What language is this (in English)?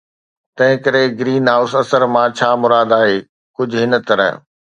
Sindhi